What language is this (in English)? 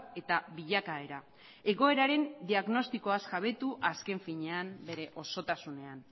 Basque